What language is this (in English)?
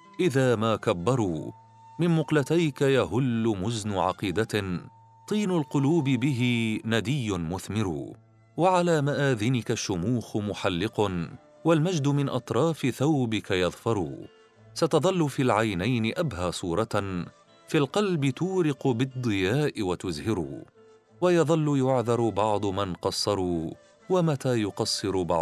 Arabic